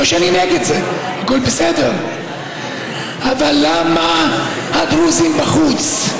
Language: Hebrew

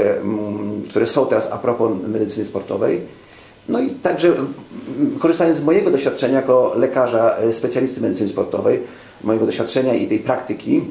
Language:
Polish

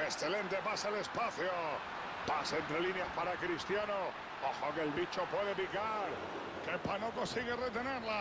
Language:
Spanish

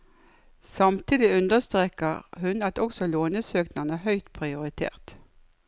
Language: Norwegian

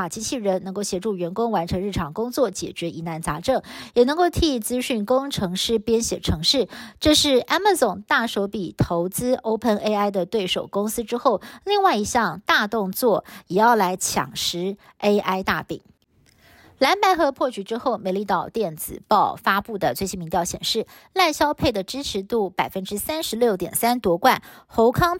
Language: Chinese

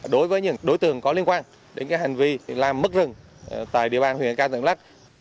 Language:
Vietnamese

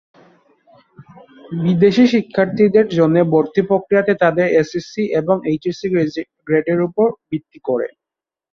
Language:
Bangla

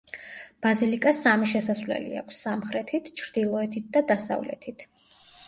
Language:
Georgian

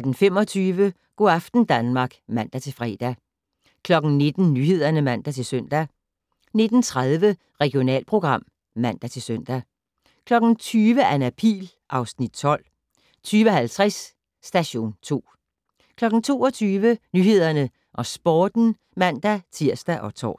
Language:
Danish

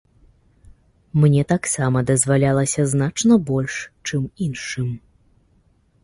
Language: Belarusian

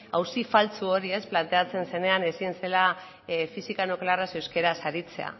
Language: Basque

